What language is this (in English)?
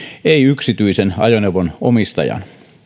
Finnish